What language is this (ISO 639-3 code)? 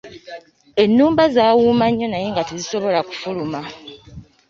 lug